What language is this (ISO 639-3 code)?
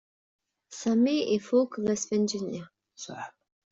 kab